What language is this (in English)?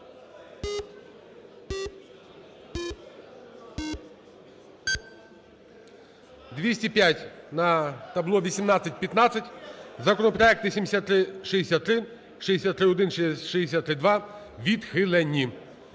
Ukrainian